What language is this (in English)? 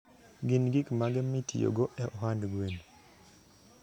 Luo (Kenya and Tanzania)